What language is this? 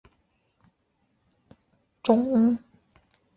Chinese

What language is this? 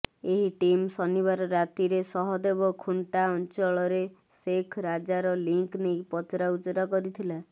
Odia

